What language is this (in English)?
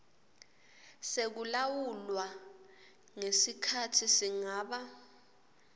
Swati